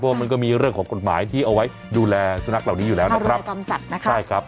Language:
Thai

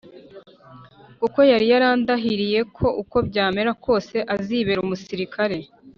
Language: Kinyarwanda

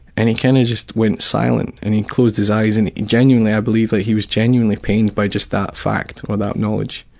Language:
English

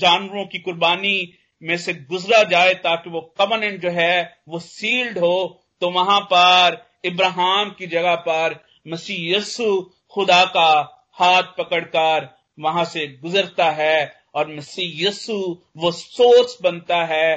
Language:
Hindi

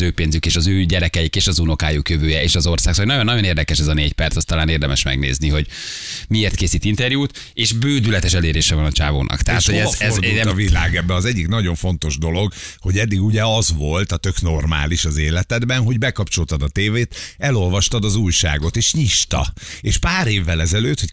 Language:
Hungarian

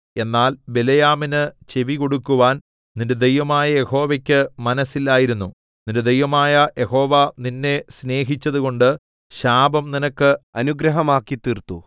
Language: Malayalam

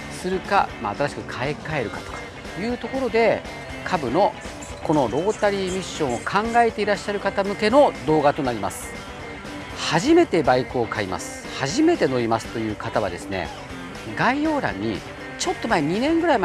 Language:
Japanese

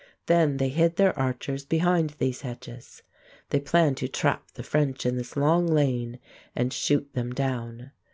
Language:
English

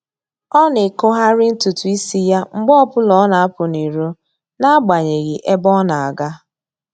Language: Igbo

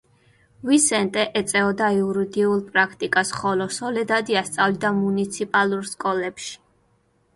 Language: Georgian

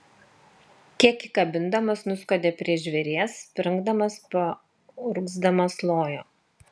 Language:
Lithuanian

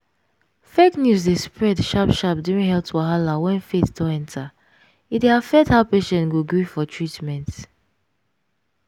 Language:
Nigerian Pidgin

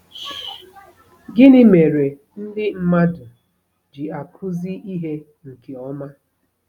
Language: Igbo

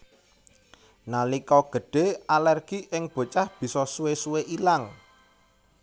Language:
Javanese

